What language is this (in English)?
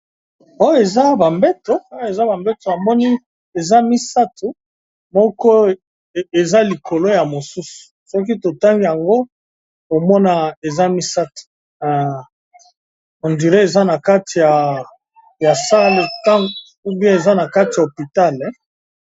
Lingala